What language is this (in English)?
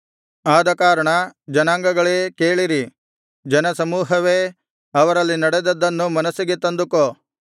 Kannada